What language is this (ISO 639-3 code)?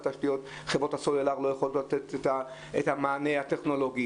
heb